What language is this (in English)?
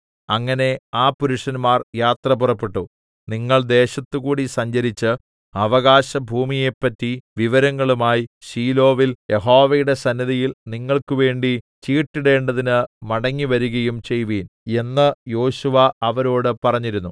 Malayalam